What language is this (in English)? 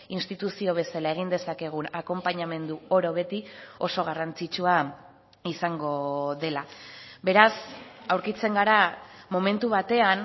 Basque